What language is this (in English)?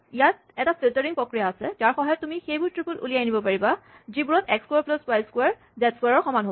Assamese